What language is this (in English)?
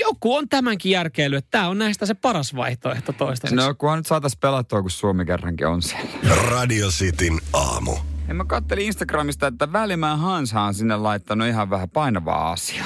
Finnish